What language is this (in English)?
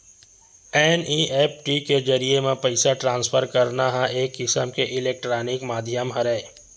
Chhattisgarhi